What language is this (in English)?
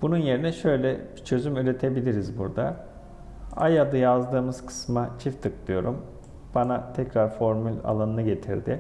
Turkish